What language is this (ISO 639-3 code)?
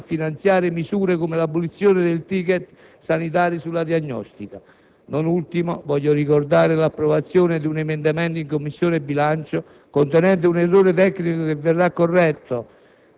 ita